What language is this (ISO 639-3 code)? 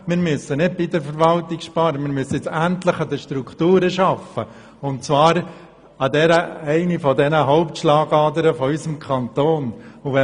gsw